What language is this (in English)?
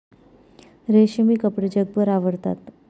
Marathi